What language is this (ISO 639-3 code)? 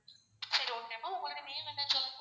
tam